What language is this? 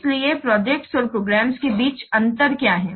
Hindi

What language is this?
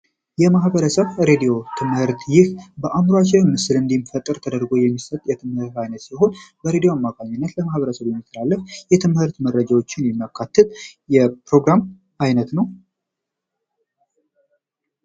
Amharic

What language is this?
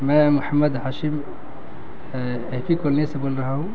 Urdu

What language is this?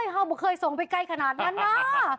Thai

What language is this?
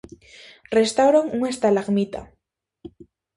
Galician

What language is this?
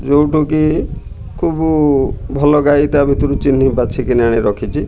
Odia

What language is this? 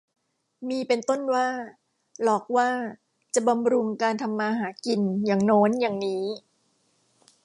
Thai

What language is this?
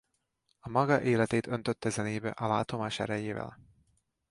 Hungarian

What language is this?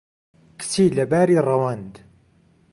Central Kurdish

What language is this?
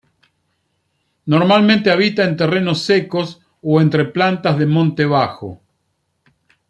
Spanish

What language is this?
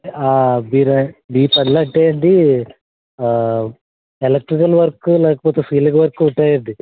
Telugu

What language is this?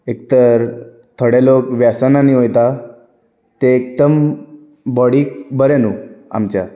Konkani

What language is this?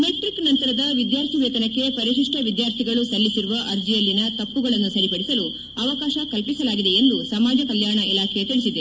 Kannada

